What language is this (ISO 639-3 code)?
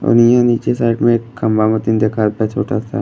bho